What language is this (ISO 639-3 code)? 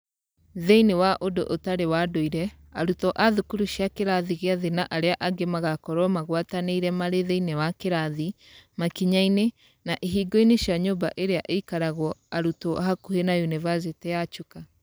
kik